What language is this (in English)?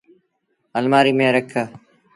Sindhi Bhil